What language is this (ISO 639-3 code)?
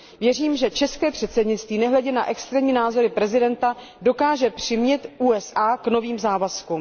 ces